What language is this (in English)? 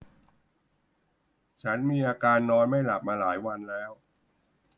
Thai